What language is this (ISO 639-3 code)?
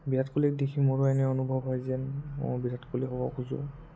asm